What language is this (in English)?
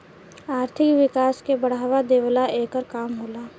Bhojpuri